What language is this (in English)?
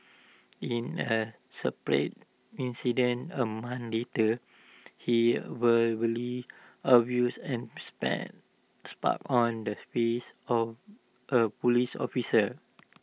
English